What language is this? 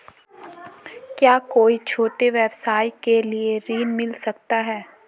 Hindi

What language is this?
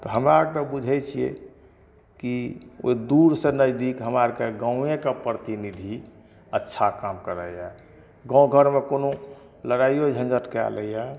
Maithili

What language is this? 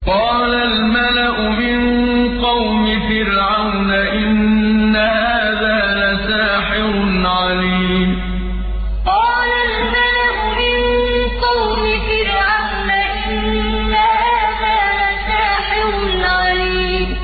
Arabic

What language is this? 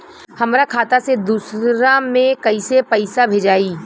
Bhojpuri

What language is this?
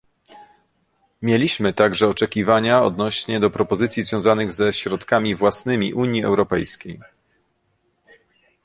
Polish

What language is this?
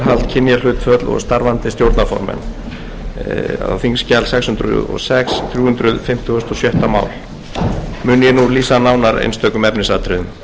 Icelandic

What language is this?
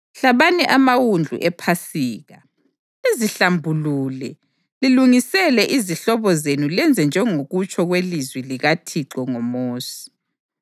North Ndebele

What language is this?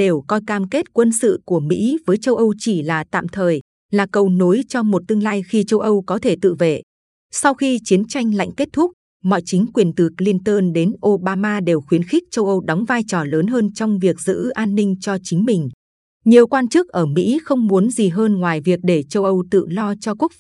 Vietnamese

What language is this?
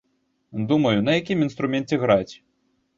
Belarusian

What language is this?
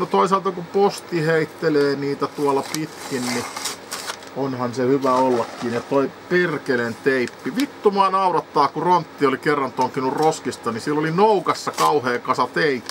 Finnish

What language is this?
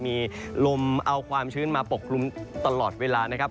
Thai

